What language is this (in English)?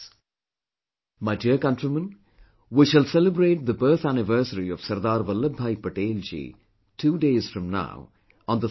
English